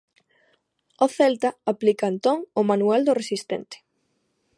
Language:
Galician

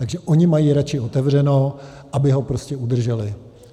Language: Czech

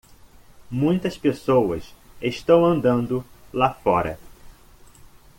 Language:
Portuguese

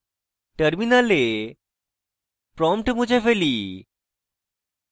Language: Bangla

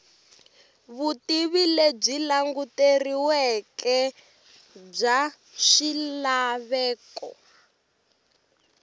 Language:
Tsonga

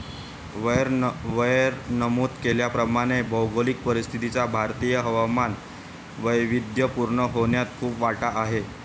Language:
Marathi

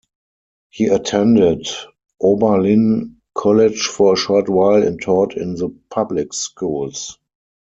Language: English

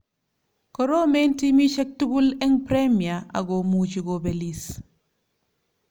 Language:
Kalenjin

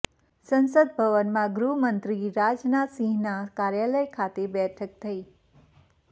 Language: Gujarati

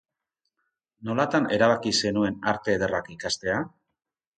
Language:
Basque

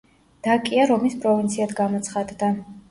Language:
Georgian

